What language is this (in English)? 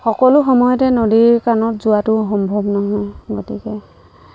Assamese